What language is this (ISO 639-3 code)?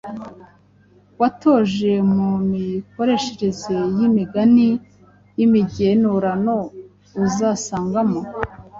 kin